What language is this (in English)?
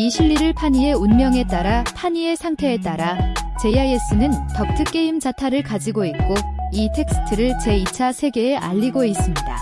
Korean